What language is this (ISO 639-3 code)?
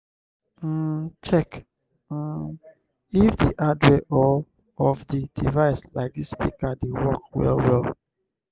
pcm